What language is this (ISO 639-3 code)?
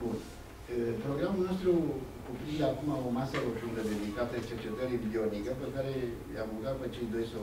ron